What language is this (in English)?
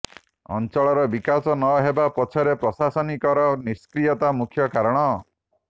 Odia